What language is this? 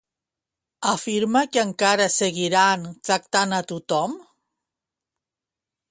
Catalan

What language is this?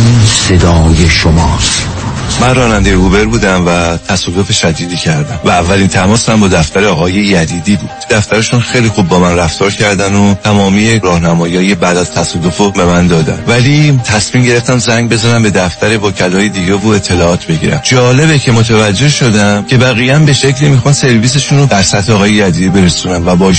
Persian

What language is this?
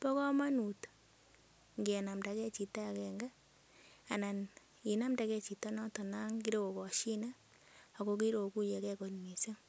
Kalenjin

